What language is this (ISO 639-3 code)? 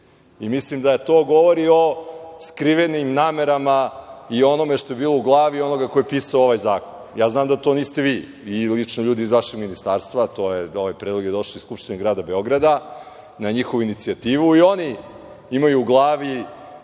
srp